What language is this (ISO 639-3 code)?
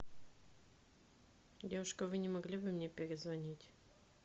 rus